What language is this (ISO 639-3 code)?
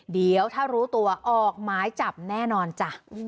tha